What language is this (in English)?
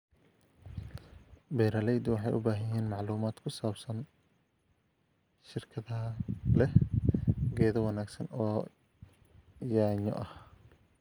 Somali